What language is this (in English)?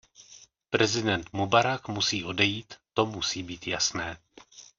Czech